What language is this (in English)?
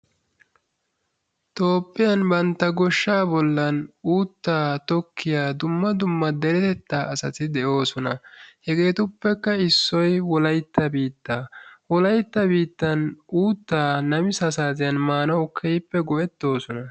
Wolaytta